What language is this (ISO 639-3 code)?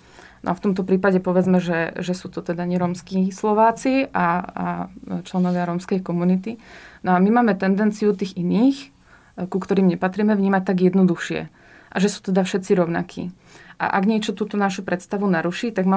slk